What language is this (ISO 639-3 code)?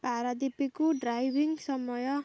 ori